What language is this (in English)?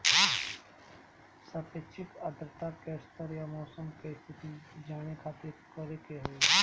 Bhojpuri